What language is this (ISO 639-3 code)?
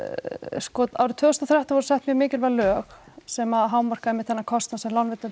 isl